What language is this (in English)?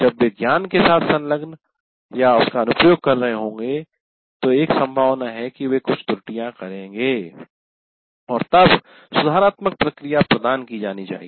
Hindi